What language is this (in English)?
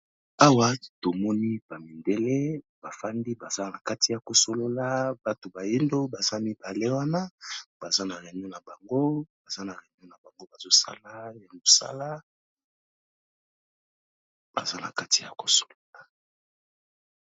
Lingala